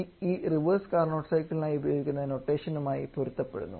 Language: Malayalam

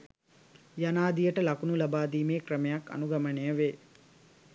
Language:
Sinhala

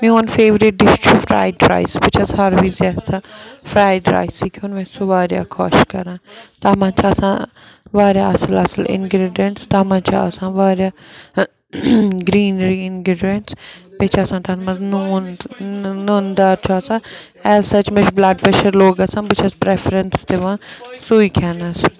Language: Kashmiri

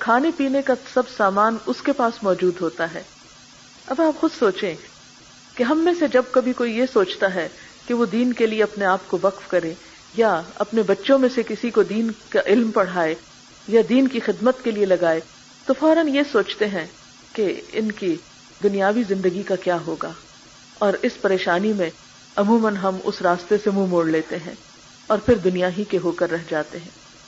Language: Urdu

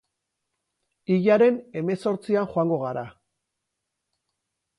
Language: Basque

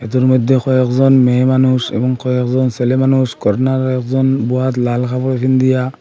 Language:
Bangla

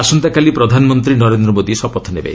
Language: Odia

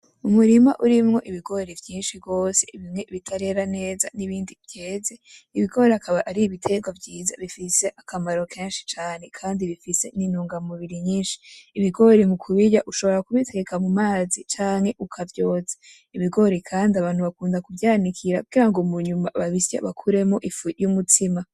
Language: Rundi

